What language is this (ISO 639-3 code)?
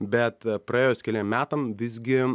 lit